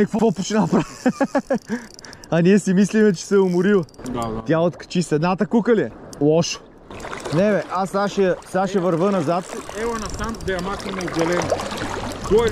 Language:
Bulgarian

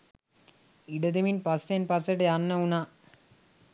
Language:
Sinhala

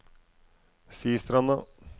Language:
Norwegian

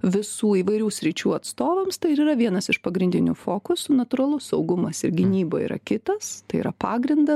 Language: Lithuanian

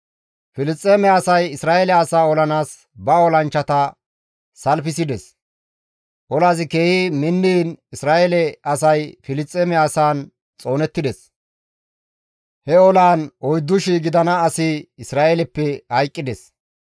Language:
Gamo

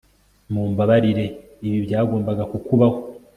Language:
Kinyarwanda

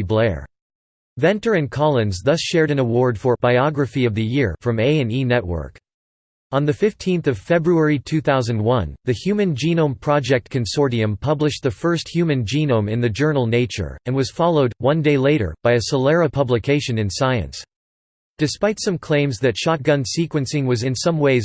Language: English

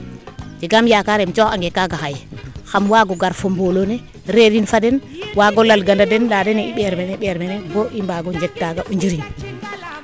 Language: Serer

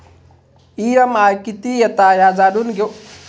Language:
Marathi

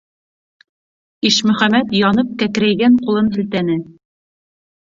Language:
Bashkir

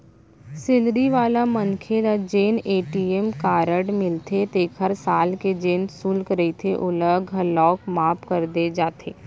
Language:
Chhattisgarhi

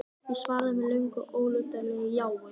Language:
Icelandic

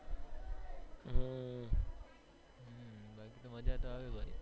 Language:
Gujarati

